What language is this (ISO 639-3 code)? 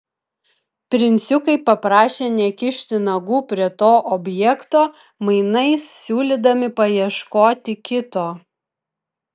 lit